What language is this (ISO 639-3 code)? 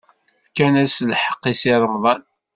kab